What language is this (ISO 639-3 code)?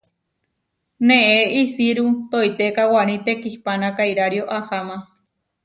var